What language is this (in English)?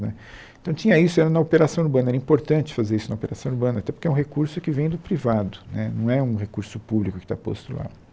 Portuguese